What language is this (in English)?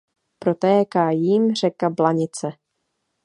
Czech